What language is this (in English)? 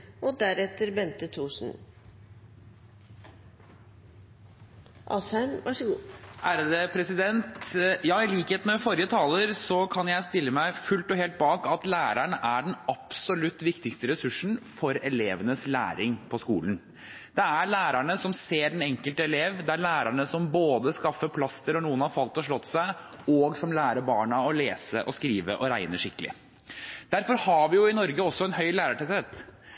Norwegian Bokmål